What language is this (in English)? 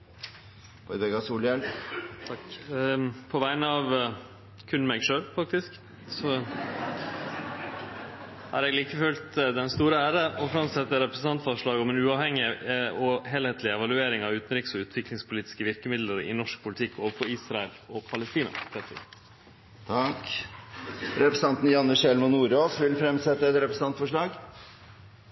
Norwegian Nynorsk